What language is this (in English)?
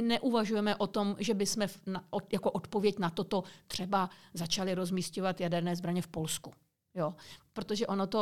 Czech